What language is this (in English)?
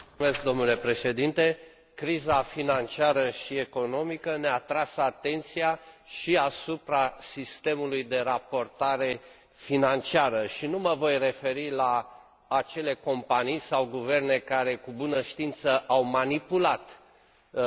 Romanian